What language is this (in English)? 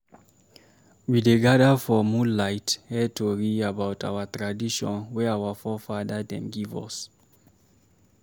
Nigerian Pidgin